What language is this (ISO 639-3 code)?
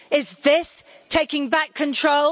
eng